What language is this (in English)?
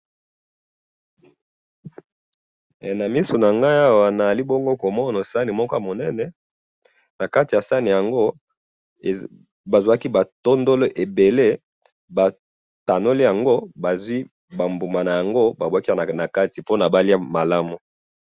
Lingala